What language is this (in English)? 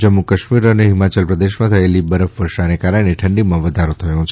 Gujarati